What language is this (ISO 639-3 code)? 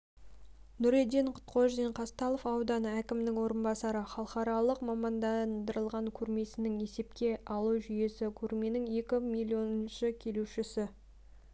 kaz